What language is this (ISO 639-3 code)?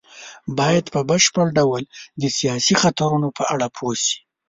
pus